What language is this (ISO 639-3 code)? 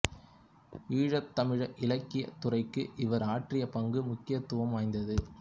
tam